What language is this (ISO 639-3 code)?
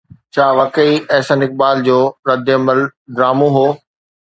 snd